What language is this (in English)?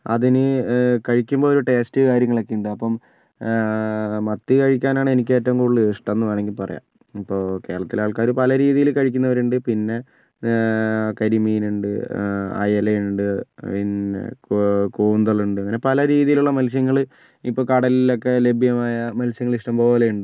Malayalam